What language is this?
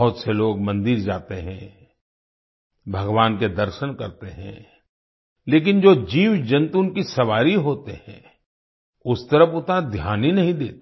Hindi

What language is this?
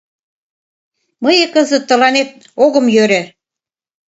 Mari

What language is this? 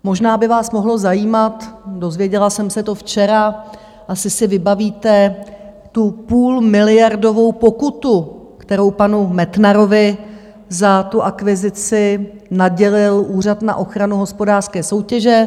Czech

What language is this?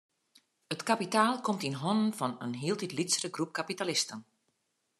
Western Frisian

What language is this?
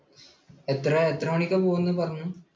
Malayalam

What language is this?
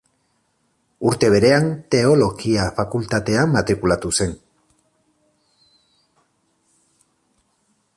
Basque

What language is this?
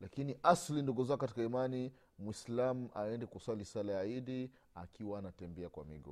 Swahili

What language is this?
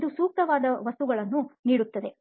Kannada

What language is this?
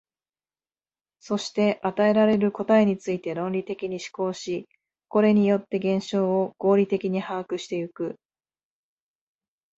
Japanese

